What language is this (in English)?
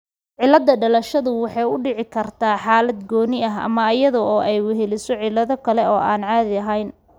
Somali